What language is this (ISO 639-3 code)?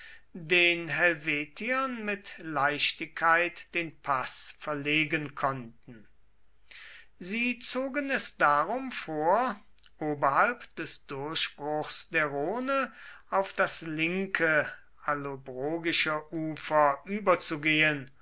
deu